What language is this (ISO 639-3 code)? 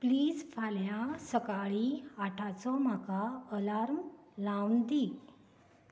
kok